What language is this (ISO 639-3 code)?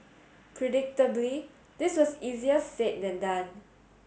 eng